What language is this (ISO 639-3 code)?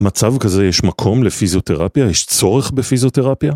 heb